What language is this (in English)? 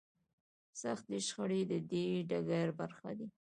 Pashto